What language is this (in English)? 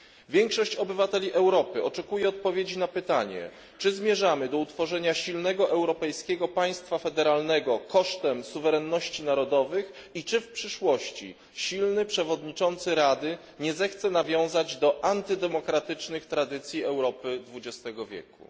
Polish